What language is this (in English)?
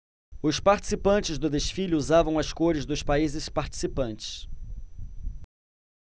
Portuguese